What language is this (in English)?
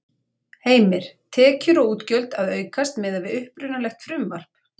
Icelandic